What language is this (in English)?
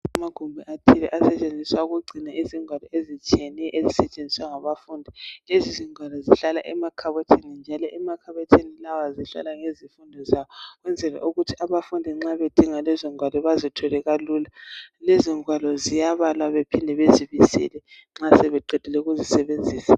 North Ndebele